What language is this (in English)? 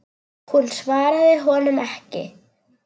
Icelandic